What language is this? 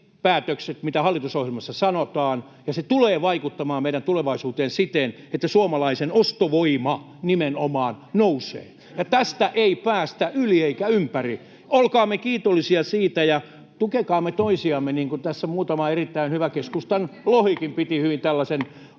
Finnish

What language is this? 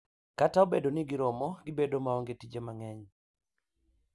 Luo (Kenya and Tanzania)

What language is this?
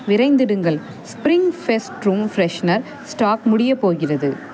Tamil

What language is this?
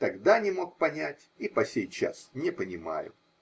Russian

